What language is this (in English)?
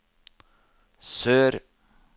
Norwegian